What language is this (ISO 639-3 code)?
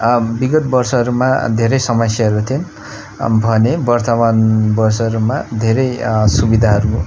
nep